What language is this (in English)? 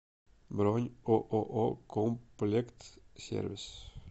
Russian